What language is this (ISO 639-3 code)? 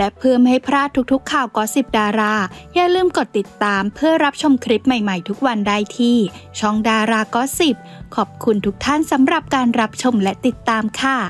tha